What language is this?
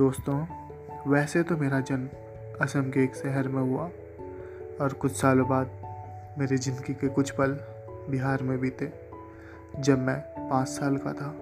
Hindi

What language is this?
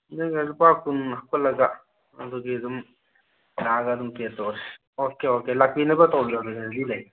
Manipuri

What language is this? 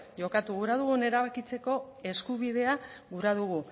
Basque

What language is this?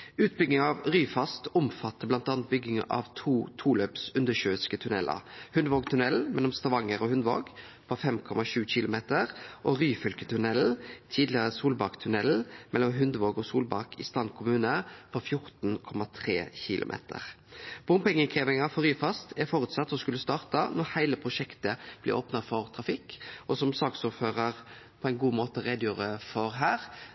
Norwegian Nynorsk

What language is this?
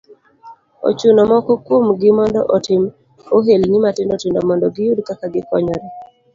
Luo (Kenya and Tanzania)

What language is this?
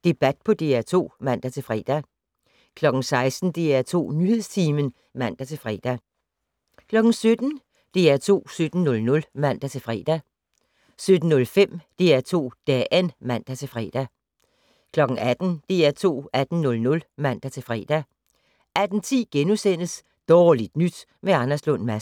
Danish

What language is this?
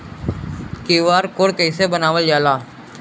Bhojpuri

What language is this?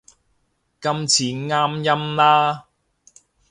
Cantonese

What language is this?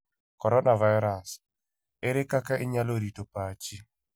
Luo (Kenya and Tanzania)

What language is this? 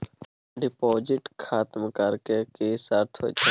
Maithili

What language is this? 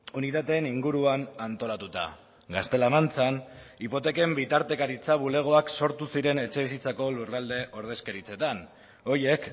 Basque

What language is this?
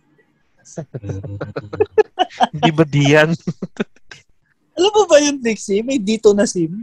Filipino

